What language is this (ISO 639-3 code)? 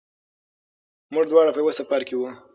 pus